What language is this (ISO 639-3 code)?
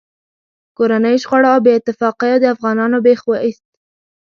pus